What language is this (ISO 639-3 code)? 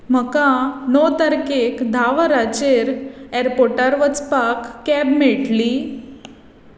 kok